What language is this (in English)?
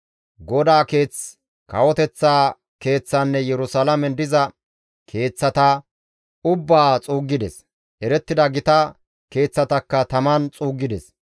Gamo